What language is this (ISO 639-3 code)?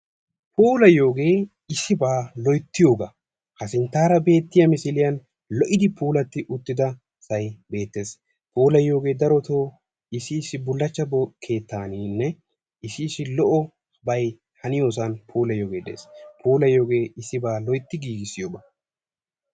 wal